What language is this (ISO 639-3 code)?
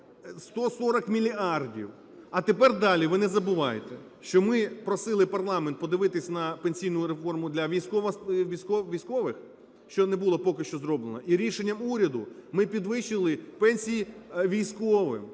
ukr